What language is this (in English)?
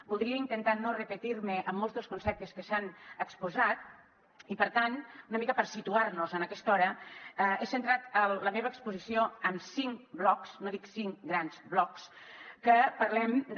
Catalan